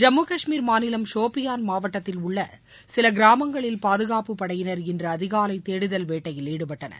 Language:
Tamil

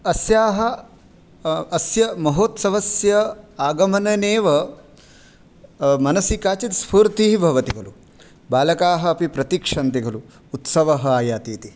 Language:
Sanskrit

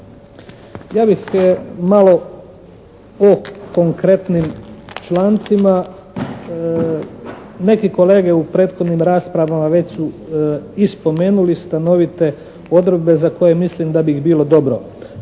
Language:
Croatian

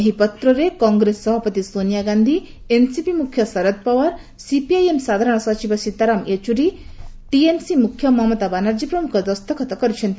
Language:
Odia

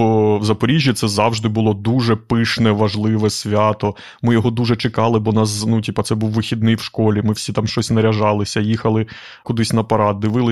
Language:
Ukrainian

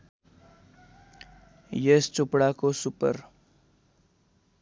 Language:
Nepali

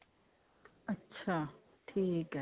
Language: Punjabi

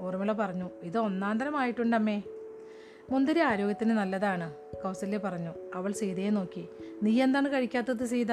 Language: Malayalam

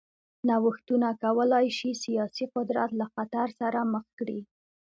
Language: Pashto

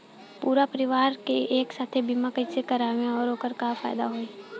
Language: Bhojpuri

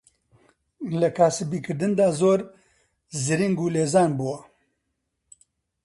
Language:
Central Kurdish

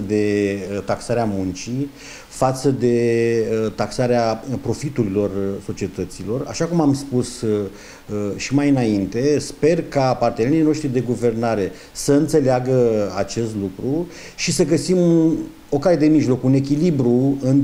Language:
Romanian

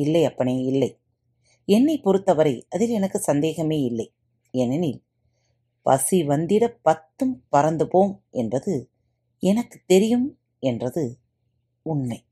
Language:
Tamil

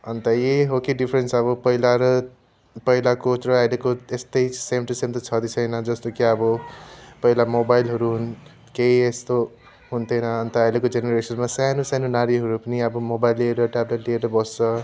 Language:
Nepali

